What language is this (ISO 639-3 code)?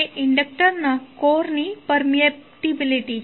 guj